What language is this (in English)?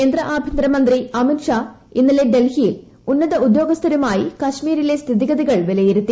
Malayalam